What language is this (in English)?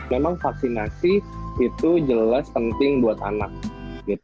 Indonesian